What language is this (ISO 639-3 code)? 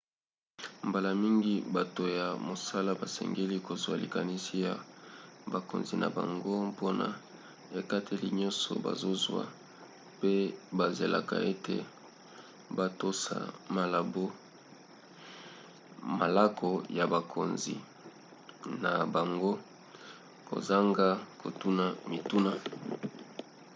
lin